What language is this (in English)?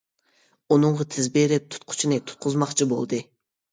Uyghur